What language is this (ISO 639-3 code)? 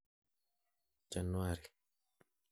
kln